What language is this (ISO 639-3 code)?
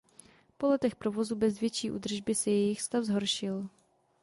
ces